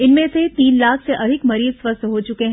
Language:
Hindi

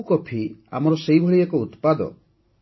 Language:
Odia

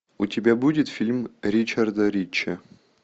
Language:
Russian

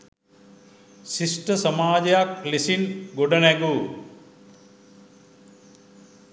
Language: Sinhala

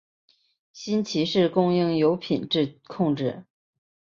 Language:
Chinese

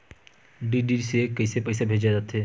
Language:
Chhattisgarhi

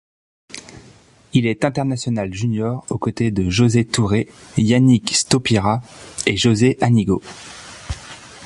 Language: French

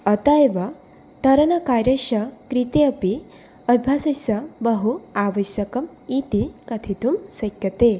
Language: Sanskrit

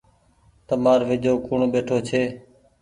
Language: Goaria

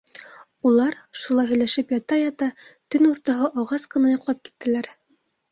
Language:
Bashkir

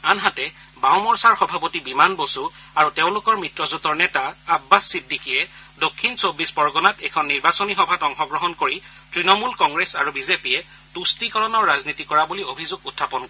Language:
Assamese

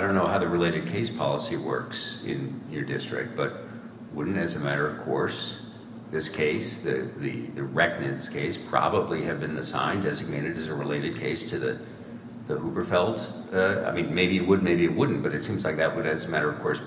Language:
English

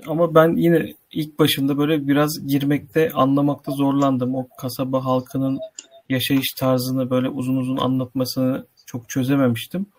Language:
Turkish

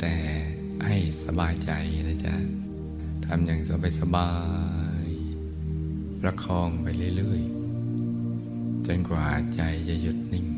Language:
Thai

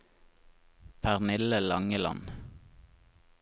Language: Norwegian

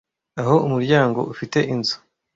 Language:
Kinyarwanda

